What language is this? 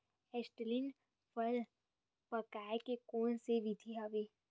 Chhattisgarhi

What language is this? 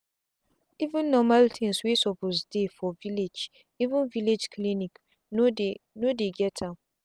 Nigerian Pidgin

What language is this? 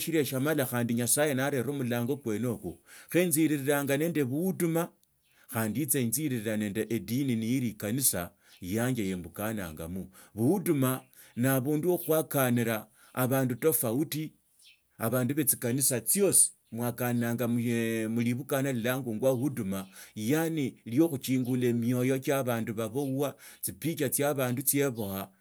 Tsotso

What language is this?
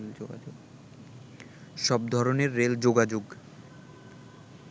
Bangla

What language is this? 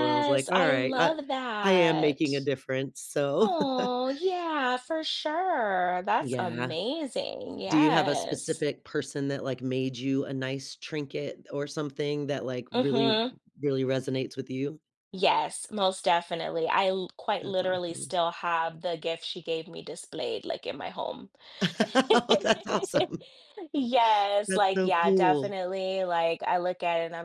English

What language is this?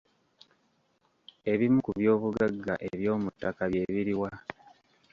Ganda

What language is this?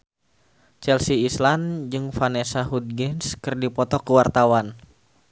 Sundanese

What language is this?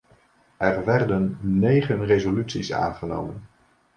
Dutch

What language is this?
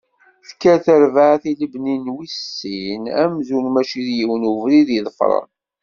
Kabyle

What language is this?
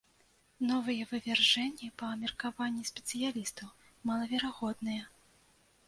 Belarusian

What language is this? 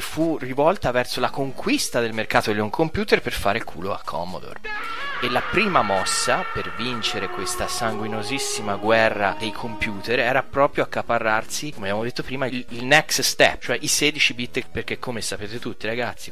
Italian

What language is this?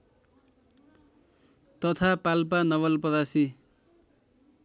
Nepali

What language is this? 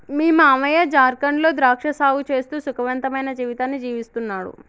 Telugu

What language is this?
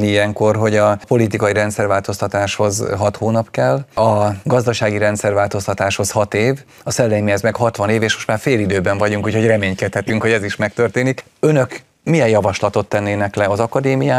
Hungarian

